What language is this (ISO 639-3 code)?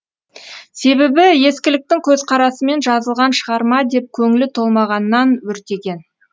kaz